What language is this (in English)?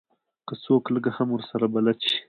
Pashto